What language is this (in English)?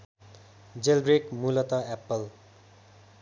Nepali